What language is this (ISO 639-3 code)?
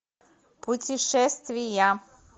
rus